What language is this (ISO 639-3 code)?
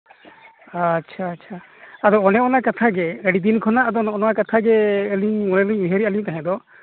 sat